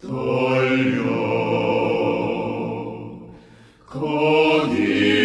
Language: Korean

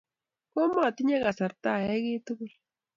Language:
Kalenjin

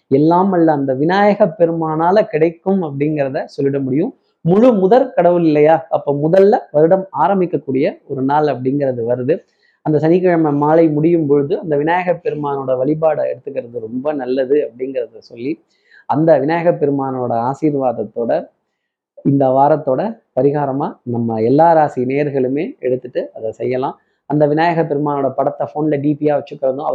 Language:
Tamil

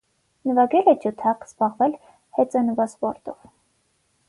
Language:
Armenian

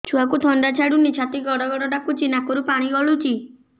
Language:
Odia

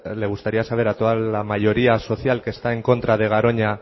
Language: Spanish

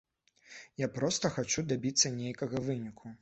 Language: Belarusian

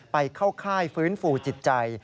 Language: Thai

